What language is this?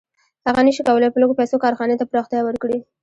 Pashto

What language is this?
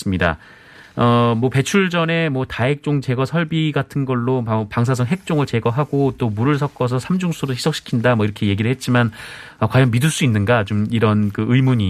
Korean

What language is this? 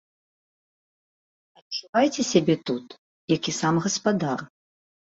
Belarusian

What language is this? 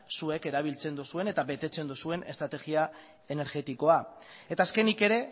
Basque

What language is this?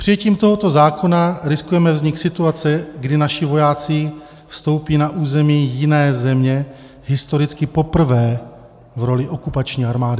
Czech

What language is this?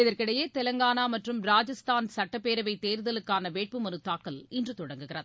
Tamil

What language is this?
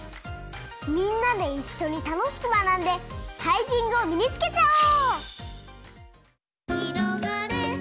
Japanese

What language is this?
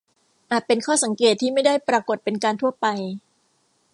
Thai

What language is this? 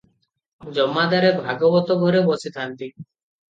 Odia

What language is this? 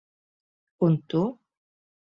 Latvian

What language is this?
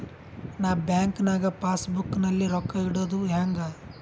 Kannada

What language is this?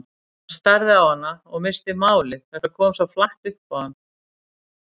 Icelandic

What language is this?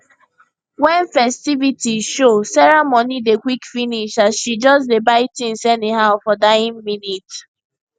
Nigerian Pidgin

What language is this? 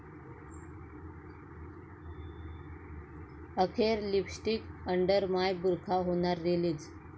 Marathi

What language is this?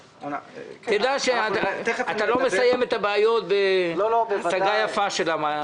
Hebrew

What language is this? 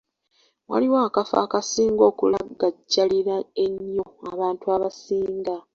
Ganda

